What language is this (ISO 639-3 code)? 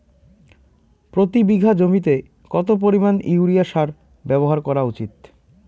ben